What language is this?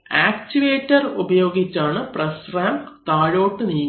Malayalam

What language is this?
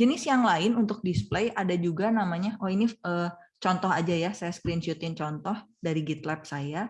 Indonesian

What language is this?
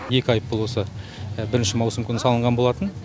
Kazakh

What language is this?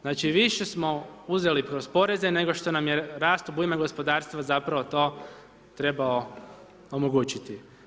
Croatian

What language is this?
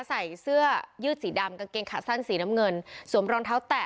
Thai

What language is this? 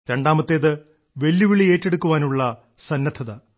Malayalam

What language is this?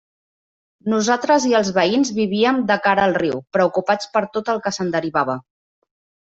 Catalan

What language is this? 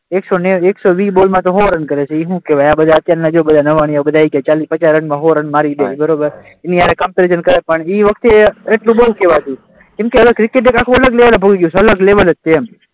Gujarati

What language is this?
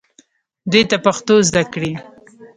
Pashto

